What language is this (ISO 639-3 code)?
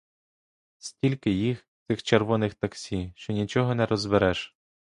ukr